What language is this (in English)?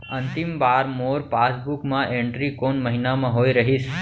Chhattisgarhi